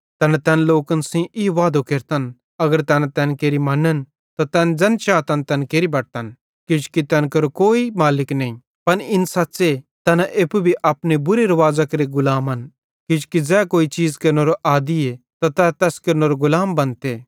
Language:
Bhadrawahi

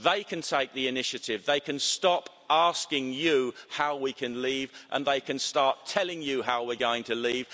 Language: English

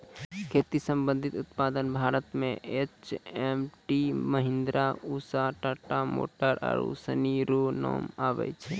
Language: Maithili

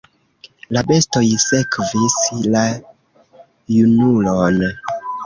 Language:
Esperanto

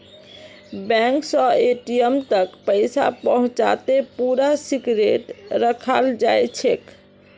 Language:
Magahi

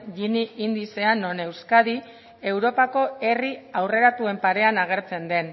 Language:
Basque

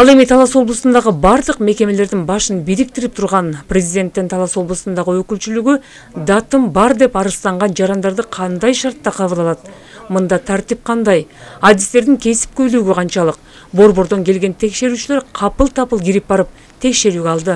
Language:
Turkish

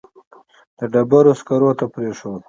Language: Pashto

